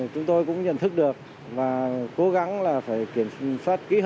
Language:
Vietnamese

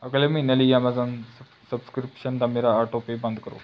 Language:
Punjabi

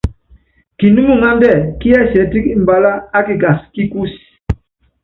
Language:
Yangben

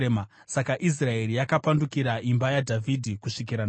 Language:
Shona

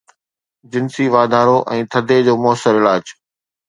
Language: Sindhi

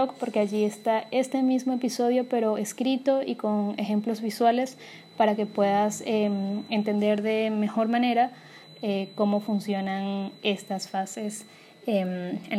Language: Spanish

